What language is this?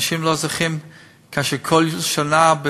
Hebrew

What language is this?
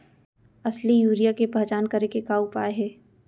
Chhattisgarhi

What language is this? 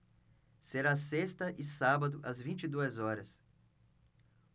Portuguese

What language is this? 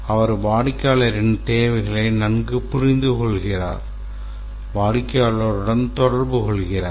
Tamil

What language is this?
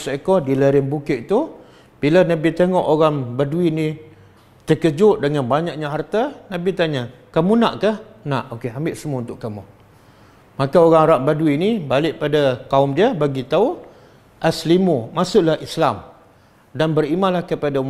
Malay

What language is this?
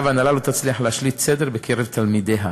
Hebrew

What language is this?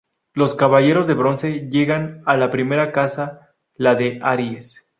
Spanish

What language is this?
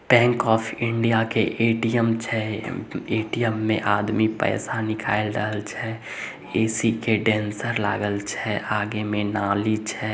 Magahi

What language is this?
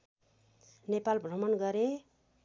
Nepali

